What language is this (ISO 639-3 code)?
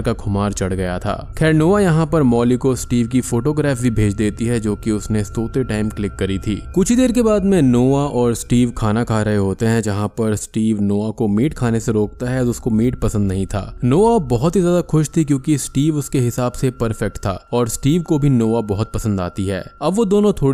hin